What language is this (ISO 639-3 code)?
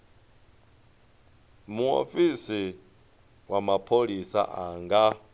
ven